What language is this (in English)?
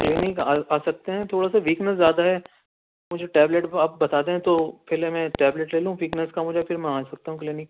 Urdu